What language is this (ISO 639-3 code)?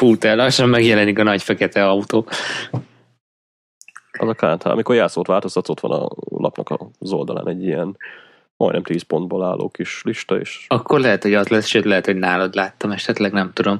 hun